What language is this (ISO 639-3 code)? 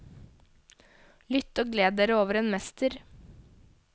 nor